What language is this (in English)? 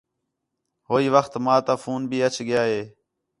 Khetrani